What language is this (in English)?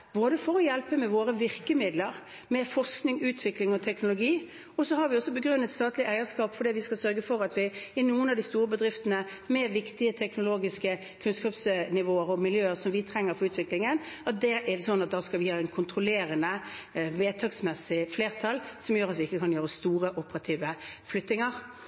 Norwegian Bokmål